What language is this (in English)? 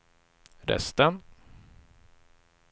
Swedish